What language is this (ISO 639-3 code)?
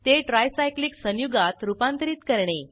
mar